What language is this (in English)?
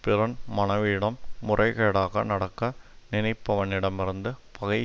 Tamil